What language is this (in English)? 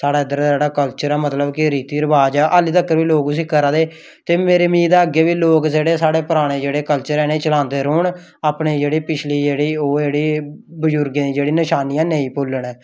Dogri